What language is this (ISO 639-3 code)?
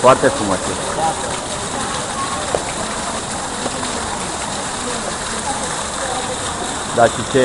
ron